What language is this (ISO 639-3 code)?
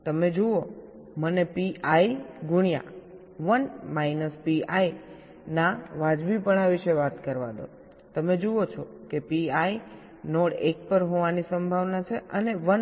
guj